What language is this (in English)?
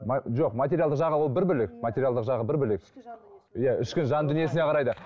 Kazakh